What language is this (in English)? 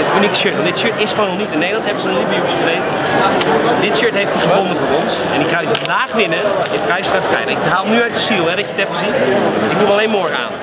Dutch